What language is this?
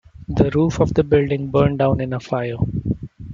English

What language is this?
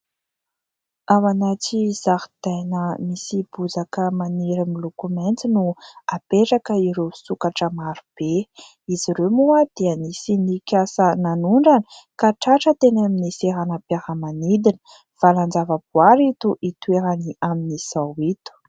Malagasy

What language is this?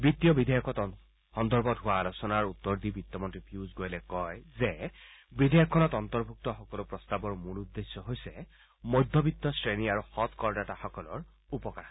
Assamese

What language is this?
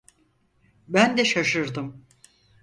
Turkish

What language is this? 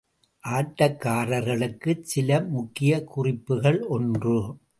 Tamil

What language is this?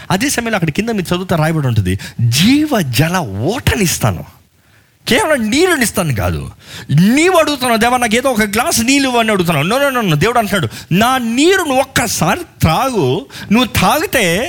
Telugu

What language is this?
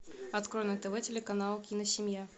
Russian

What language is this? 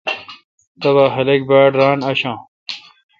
Kalkoti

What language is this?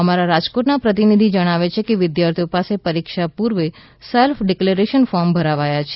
Gujarati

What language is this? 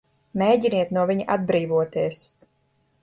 Latvian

